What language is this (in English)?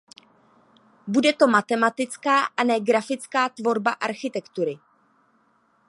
Czech